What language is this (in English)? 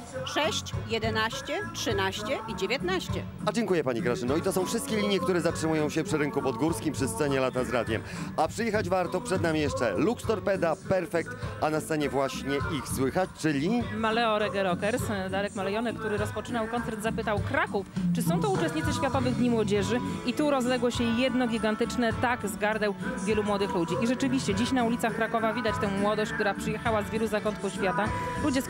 Polish